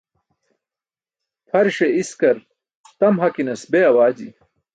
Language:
Burushaski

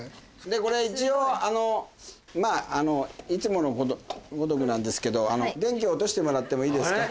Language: Japanese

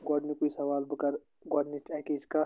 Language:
Kashmiri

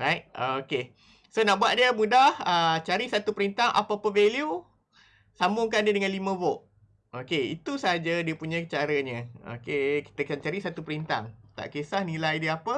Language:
Malay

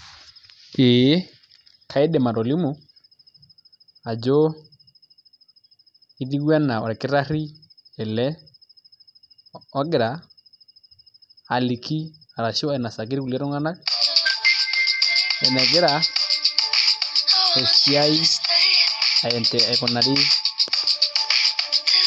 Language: Masai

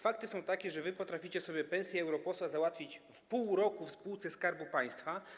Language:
Polish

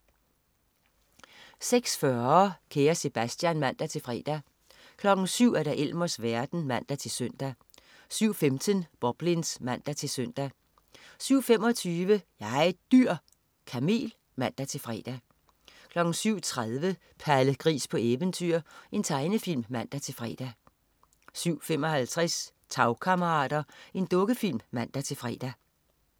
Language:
Danish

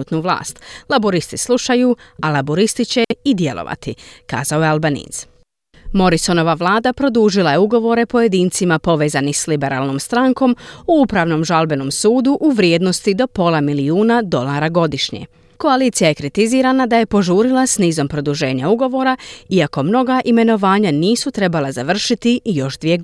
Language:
Croatian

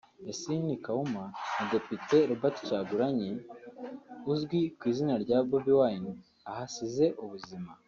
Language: Kinyarwanda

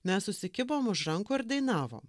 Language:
Lithuanian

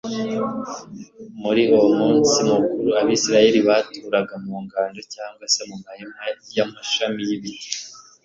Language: Kinyarwanda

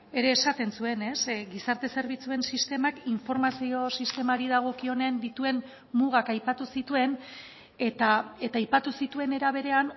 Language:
Basque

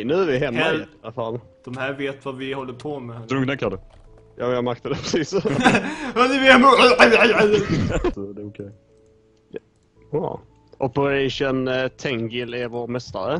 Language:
Swedish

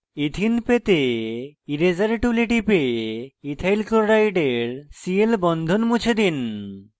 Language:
Bangla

